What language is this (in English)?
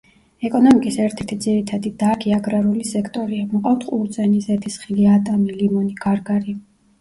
Georgian